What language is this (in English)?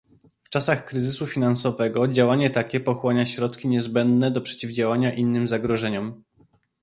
Polish